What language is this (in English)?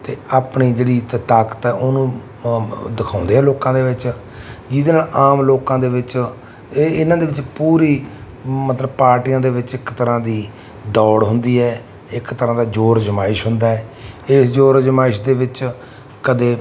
Punjabi